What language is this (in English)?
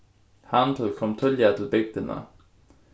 Faroese